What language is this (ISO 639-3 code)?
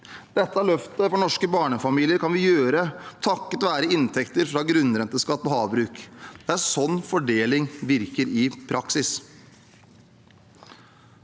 nor